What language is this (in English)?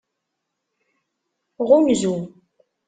Kabyle